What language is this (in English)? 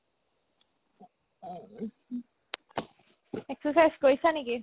Assamese